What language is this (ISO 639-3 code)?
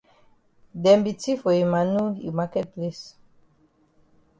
wes